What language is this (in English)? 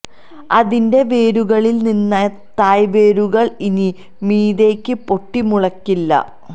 Malayalam